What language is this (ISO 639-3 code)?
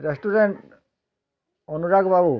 ori